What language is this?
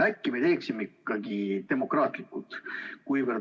Estonian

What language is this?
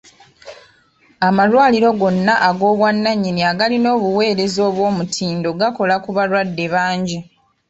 Ganda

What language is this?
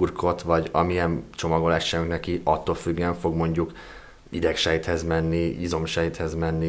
Hungarian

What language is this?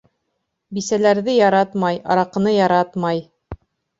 Bashkir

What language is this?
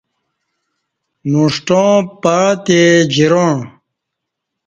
Kati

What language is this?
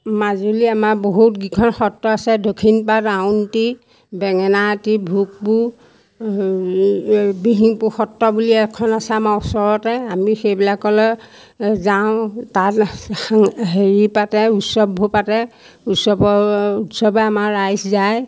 Assamese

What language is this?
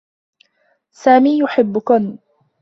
Arabic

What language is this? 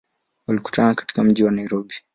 Swahili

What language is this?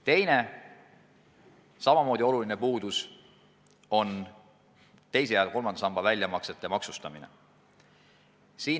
Estonian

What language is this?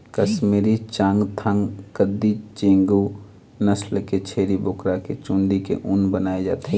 Chhattisgarhi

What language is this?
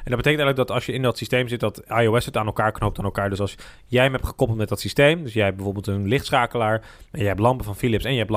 Dutch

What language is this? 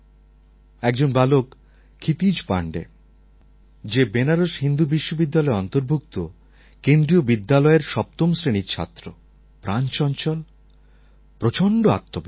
Bangla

